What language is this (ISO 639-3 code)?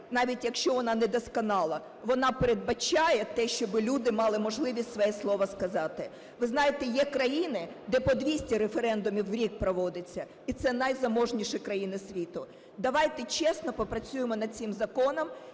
ukr